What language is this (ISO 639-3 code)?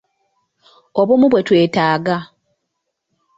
lug